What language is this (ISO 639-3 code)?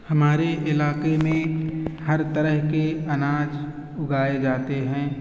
urd